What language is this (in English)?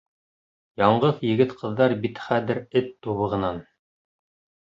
Bashkir